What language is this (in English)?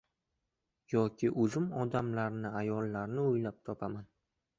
Uzbek